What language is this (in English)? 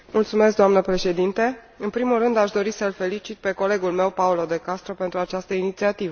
Romanian